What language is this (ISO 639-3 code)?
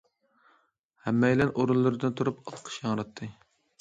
uig